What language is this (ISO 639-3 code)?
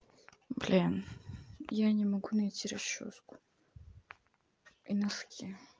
rus